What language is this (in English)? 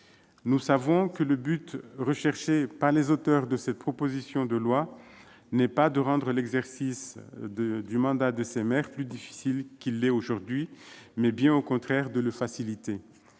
French